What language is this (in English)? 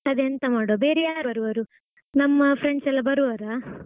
Kannada